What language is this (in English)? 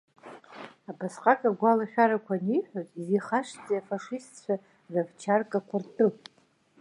Abkhazian